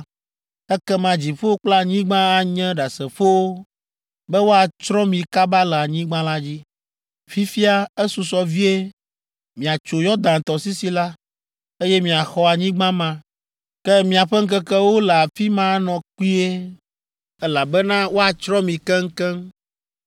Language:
Ewe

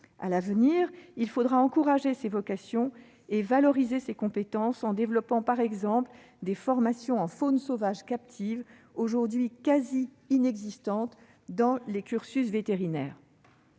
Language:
French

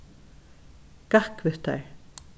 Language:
Faroese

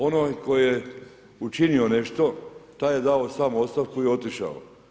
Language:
Croatian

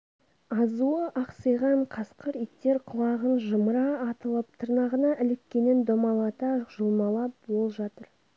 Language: Kazakh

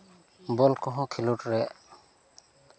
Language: Santali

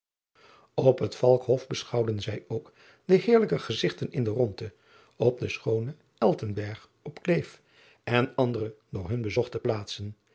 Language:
Dutch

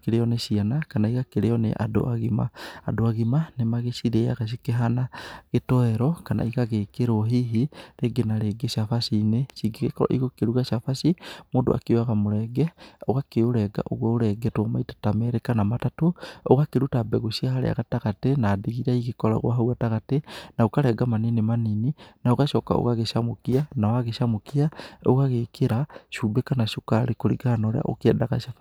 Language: Kikuyu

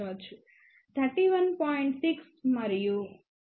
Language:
Telugu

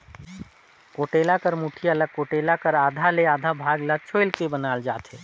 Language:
Chhattisgarhi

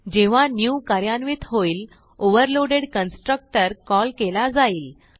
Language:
Marathi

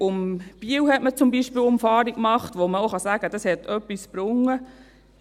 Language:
Swiss German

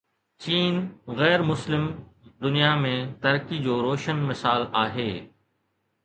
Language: Sindhi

